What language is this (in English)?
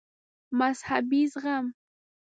Pashto